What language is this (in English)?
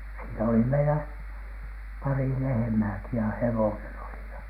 Finnish